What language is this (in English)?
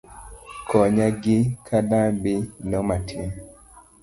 Luo (Kenya and Tanzania)